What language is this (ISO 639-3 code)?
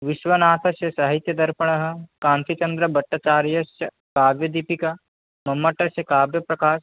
san